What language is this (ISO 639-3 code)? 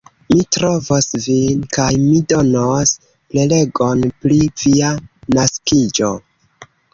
epo